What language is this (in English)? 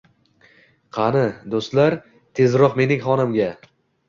Uzbek